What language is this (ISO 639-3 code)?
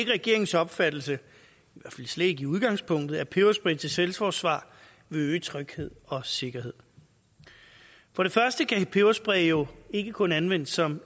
dan